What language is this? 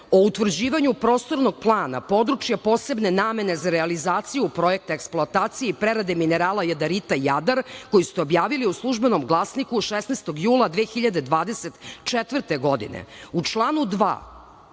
Serbian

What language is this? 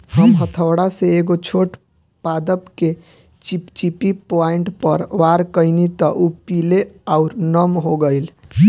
Bhojpuri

